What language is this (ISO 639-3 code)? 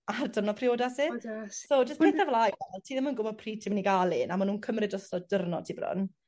cym